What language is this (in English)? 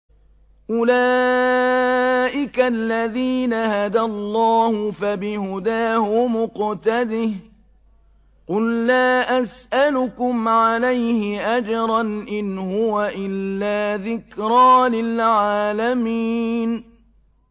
Arabic